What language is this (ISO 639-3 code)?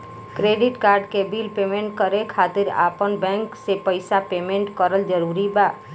bho